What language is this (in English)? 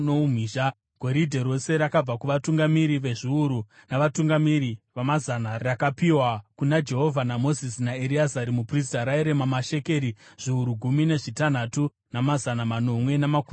Shona